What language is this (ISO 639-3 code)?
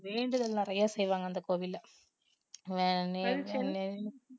tam